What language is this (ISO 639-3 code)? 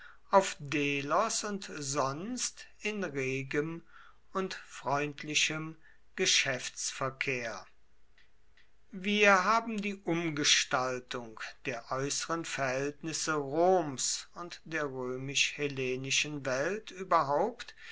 deu